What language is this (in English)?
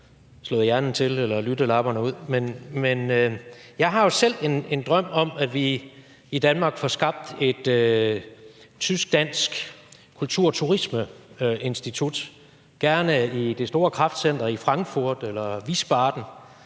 Danish